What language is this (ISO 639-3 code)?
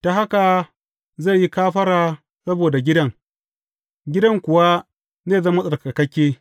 hau